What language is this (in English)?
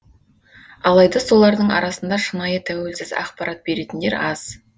Kazakh